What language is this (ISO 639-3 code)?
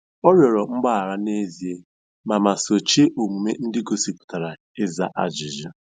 ibo